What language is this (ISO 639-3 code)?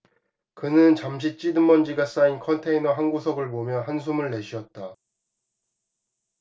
kor